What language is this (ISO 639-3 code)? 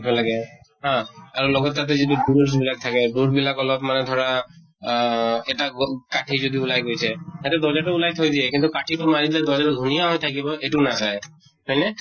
asm